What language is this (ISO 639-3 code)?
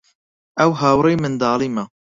ckb